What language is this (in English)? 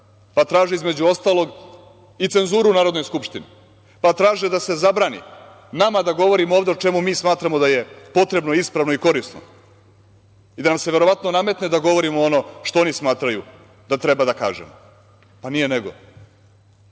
Serbian